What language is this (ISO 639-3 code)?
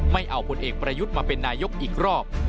tha